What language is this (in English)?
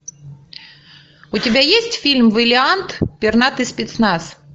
Russian